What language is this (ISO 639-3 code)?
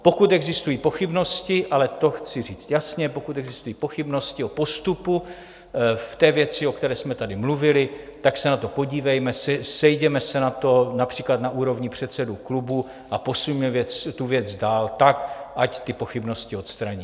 ces